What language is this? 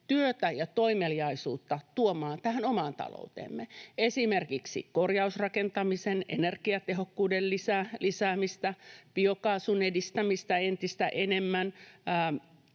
Finnish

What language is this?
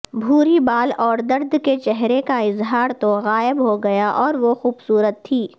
Urdu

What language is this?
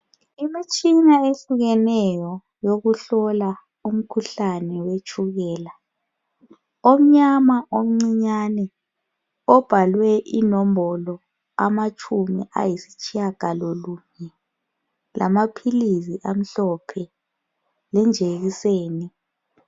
North Ndebele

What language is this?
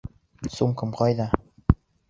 Bashkir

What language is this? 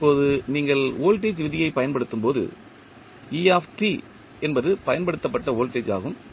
Tamil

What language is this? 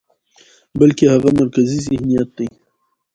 Pashto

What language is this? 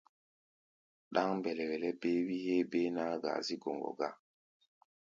Gbaya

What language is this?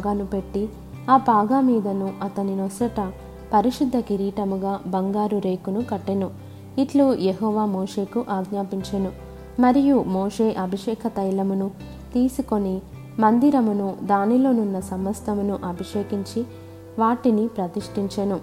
Telugu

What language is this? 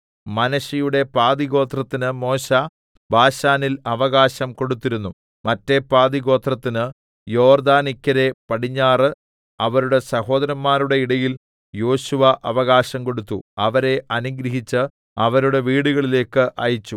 Malayalam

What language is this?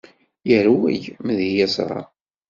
Kabyle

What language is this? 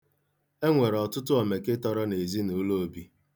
Igbo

